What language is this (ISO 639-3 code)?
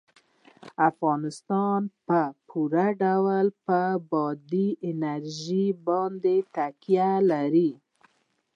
pus